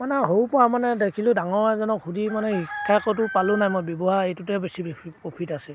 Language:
Assamese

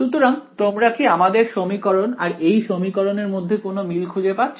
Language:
Bangla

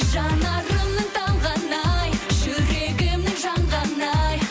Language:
Kazakh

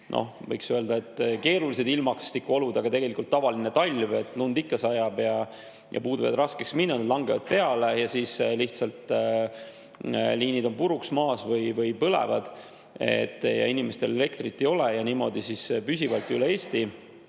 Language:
Estonian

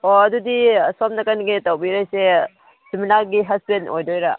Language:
Manipuri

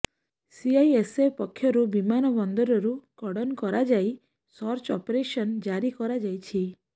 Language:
Odia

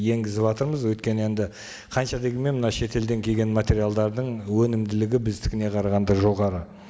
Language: Kazakh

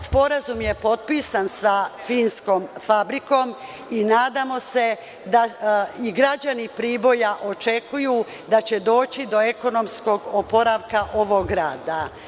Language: Serbian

